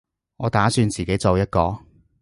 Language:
Cantonese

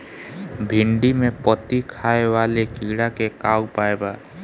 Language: Bhojpuri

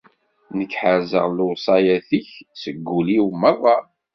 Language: Kabyle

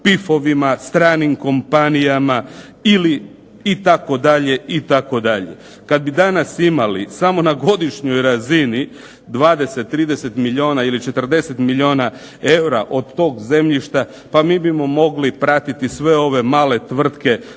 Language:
Croatian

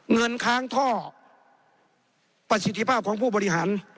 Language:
Thai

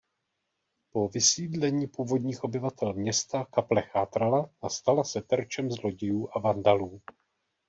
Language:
Czech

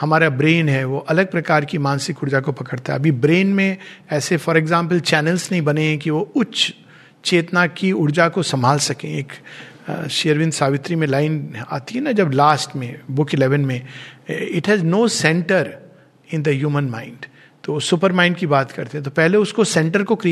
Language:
Hindi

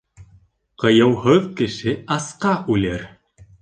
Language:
Bashkir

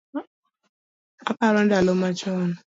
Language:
Luo (Kenya and Tanzania)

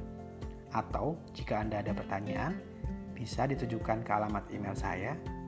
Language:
Indonesian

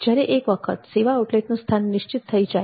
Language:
Gujarati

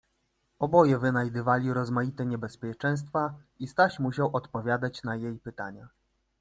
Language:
Polish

